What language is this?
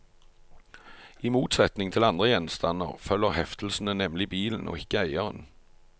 Norwegian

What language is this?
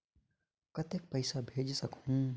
Chhattisgarhi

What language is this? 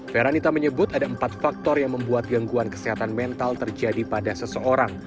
Indonesian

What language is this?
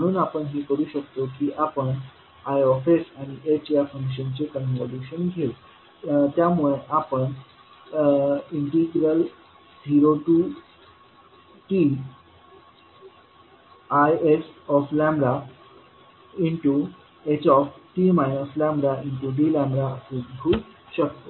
Marathi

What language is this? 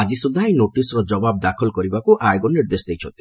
Odia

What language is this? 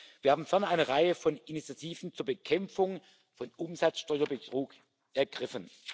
German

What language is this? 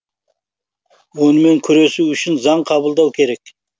Kazakh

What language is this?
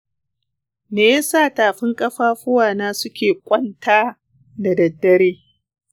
Hausa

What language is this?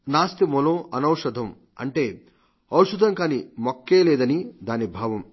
Telugu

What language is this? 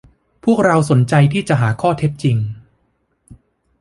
Thai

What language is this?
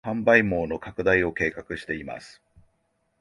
Japanese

